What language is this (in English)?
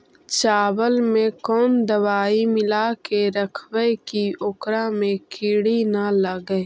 Magahi